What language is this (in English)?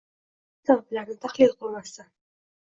Uzbek